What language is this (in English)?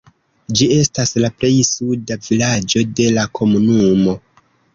Esperanto